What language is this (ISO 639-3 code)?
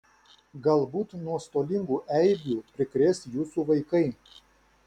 lit